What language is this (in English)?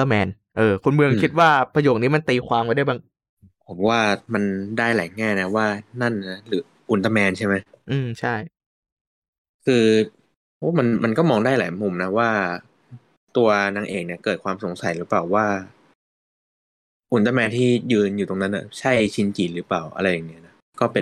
Thai